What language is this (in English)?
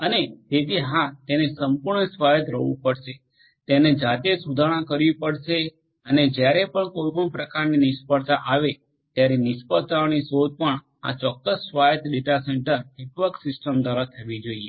Gujarati